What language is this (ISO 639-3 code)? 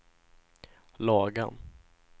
swe